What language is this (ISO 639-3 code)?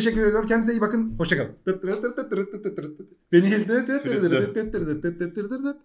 tur